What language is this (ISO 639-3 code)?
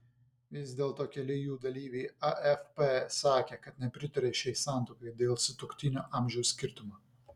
lit